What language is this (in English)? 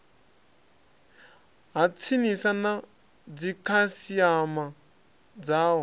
Venda